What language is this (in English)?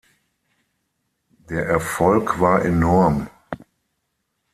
German